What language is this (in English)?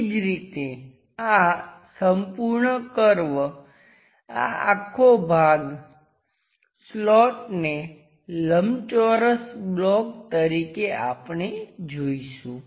Gujarati